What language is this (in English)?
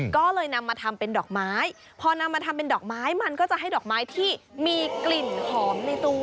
Thai